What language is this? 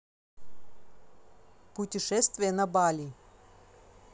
Russian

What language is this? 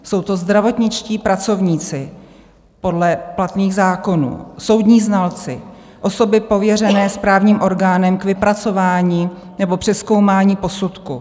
Czech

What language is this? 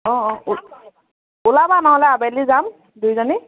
Assamese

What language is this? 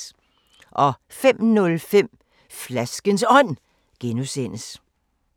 Danish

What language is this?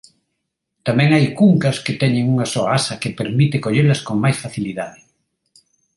Galician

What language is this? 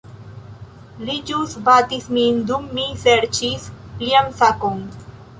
Esperanto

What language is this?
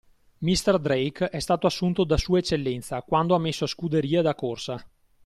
Italian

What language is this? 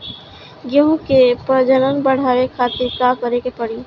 Bhojpuri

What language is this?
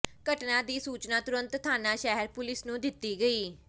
Punjabi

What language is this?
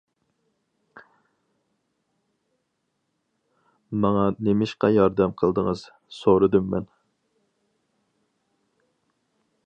Uyghur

